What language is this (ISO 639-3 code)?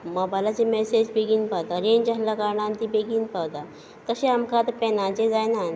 kok